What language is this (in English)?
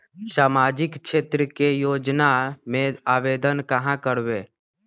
Magahi